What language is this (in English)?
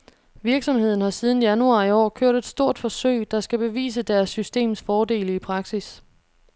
Danish